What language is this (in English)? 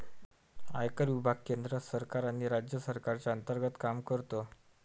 Marathi